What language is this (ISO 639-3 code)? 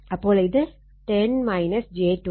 mal